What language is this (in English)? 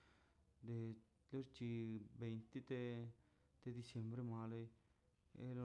Mazaltepec Zapotec